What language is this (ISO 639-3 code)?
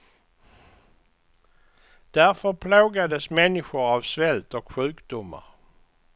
swe